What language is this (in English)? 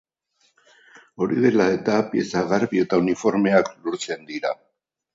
Basque